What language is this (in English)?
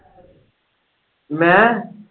Punjabi